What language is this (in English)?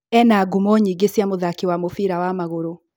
Kikuyu